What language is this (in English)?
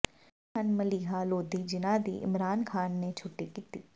Punjabi